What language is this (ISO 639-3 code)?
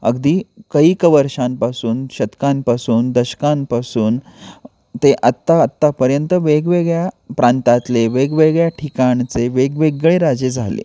mar